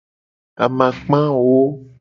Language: Gen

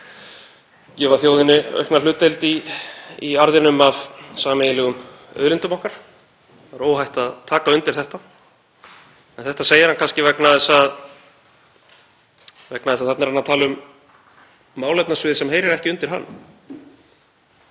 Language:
Icelandic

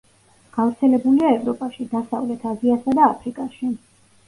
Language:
Georgian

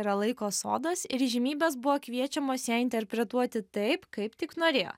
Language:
Lithuanian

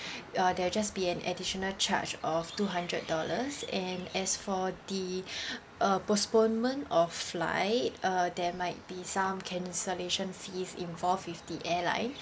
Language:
English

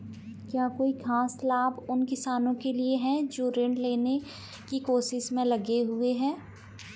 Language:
Hindi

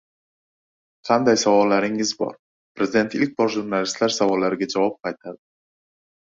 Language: Uzbek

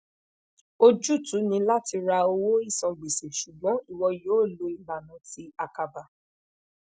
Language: Yoruba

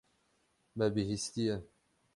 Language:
Kurdish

